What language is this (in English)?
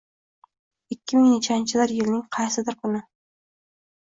Uzbek